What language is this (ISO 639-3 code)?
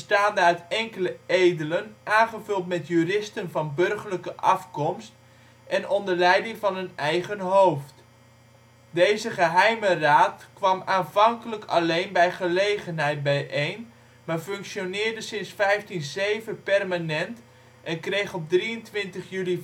nld